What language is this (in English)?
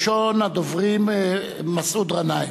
Hebrew